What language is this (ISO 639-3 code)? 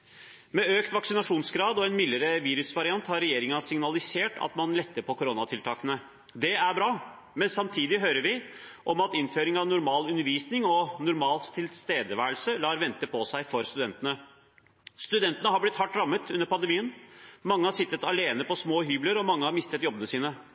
nob